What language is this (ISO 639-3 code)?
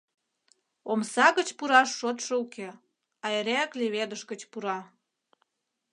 chm